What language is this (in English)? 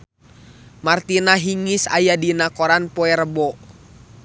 Sundanese